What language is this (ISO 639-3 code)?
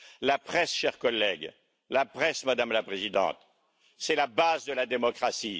fra